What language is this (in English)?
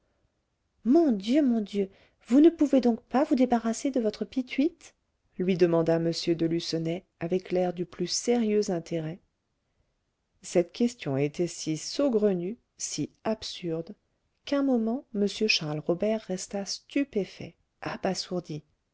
French